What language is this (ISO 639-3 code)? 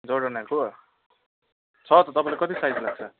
nep